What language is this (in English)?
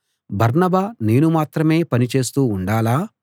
Telugu